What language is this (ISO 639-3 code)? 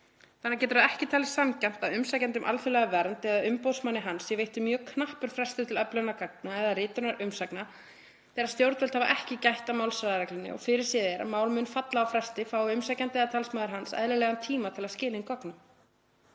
isl